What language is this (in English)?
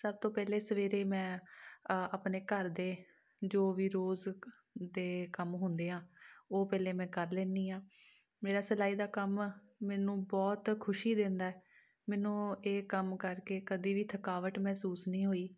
Punjabi